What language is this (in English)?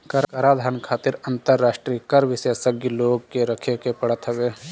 Bhojpuri